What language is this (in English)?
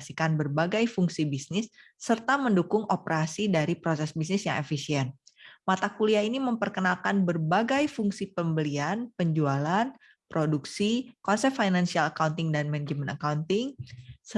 Indonesian